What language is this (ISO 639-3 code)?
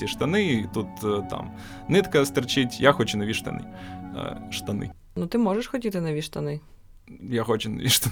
ukr